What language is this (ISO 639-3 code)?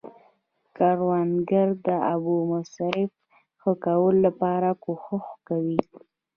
pus